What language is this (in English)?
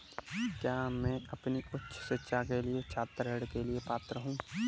Hindi